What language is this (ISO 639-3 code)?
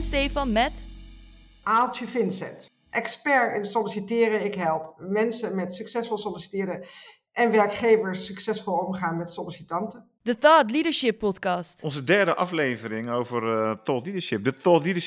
nld